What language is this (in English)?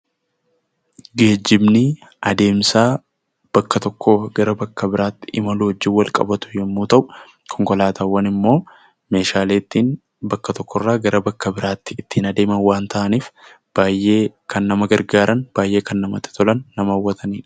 Oromo